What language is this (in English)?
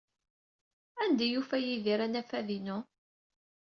Kabyle